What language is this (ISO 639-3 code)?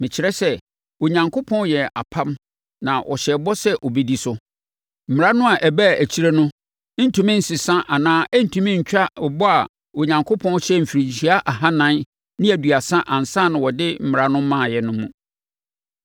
aka